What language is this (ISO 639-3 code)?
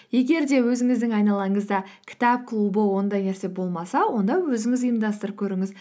kaz